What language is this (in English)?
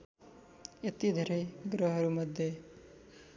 Nepali